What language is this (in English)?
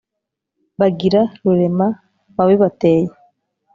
Kinyarwanda